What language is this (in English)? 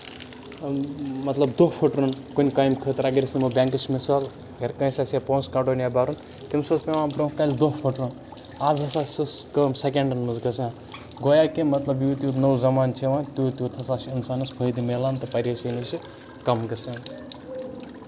Kashmiri